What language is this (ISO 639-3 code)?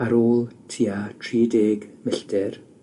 cym